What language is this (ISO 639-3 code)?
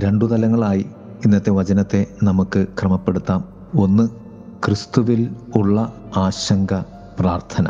mal